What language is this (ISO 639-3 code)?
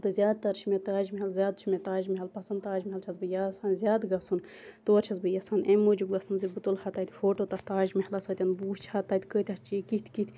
kas